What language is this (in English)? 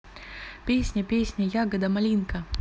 Russian